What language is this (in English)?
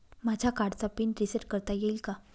Marathi